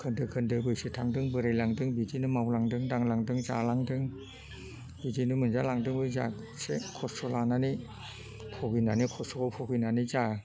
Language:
Bodo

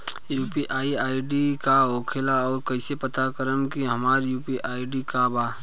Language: Bhojpuri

